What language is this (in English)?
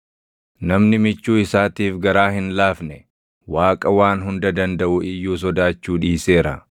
Oromo